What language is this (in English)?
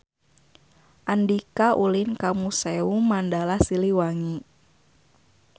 Sundanese